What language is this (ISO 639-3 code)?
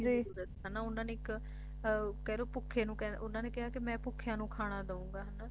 pan